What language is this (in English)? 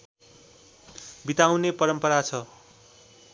Nepali